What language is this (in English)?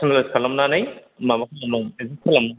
Bodo